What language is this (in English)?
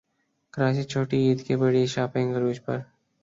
Urdu